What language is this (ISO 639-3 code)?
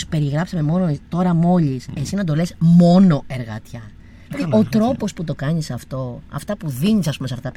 ell